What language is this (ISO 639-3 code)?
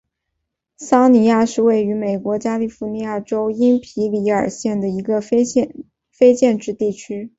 zho